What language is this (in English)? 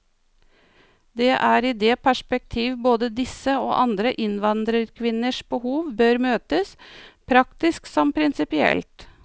Norwegian